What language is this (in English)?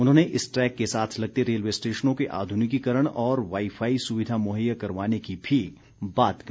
Hindi